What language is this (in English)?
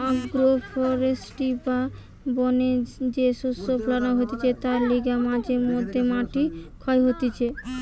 Bangla